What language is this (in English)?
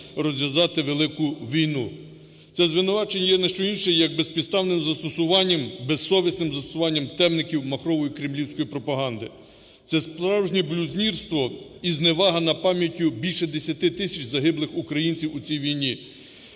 Ukrainian